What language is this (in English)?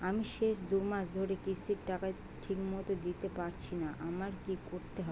Bangla